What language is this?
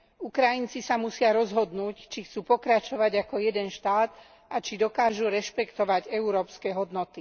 Slovak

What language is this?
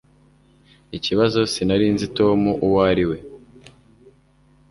Kinyarwanda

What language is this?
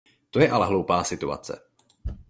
Czech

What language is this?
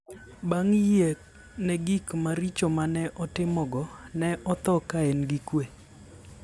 Luo (Kenya and Tanzania)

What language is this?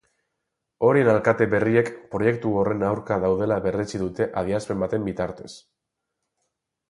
Basque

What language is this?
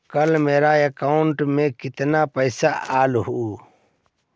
Magahi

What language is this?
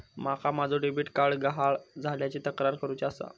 Marathi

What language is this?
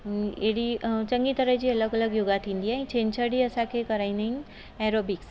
Sindhi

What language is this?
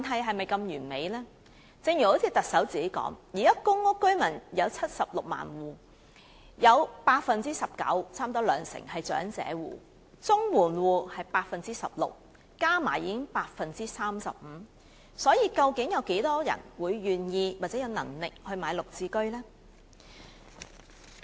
Cantonese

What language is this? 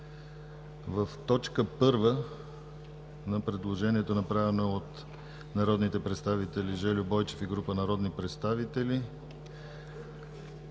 Bulgarian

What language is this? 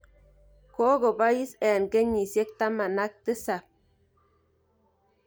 Kalenjin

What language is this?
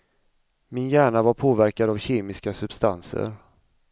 Swedish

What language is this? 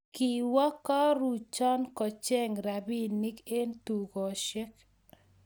Kalenjin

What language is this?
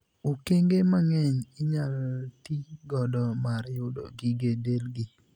Luo (Kenya and Tanzania)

